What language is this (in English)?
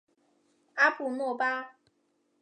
Chinese